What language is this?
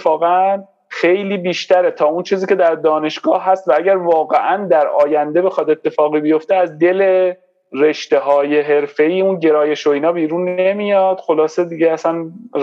Persian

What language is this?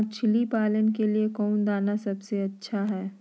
Magahi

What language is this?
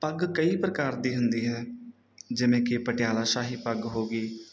Punjabi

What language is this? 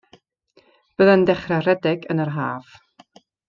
Welsh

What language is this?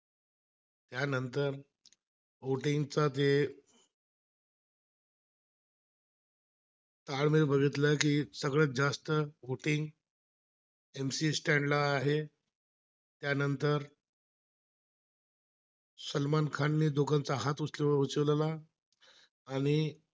Marathi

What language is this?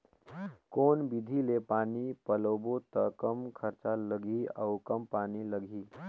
Chhattisgarhi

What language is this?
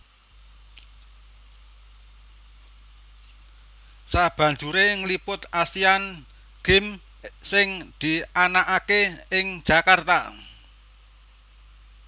Javanese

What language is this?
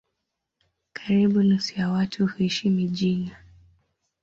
Swahili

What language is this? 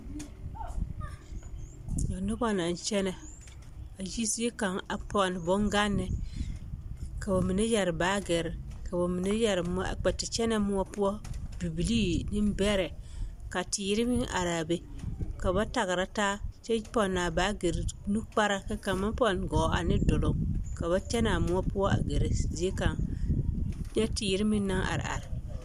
Southern Dagaare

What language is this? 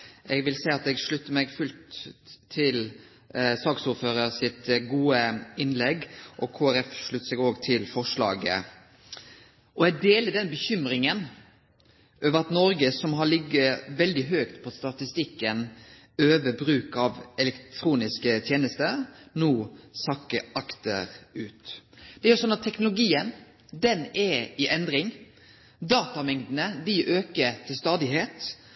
Norwegian Nynorsk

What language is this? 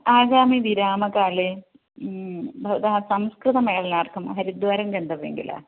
Sanskrit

